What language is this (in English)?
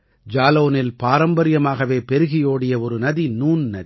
Tamil